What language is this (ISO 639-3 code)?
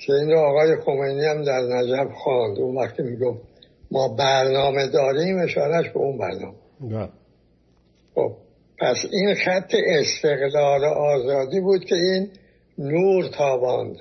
fas